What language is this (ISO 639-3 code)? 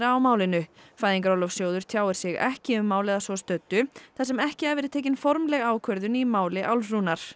isl